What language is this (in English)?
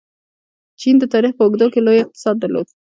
Pashto